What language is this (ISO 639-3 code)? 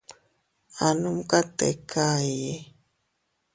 cut